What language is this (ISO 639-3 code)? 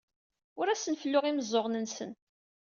kab